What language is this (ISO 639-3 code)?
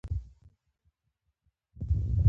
pus